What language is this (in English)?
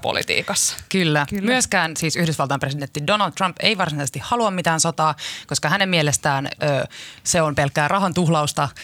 Finnish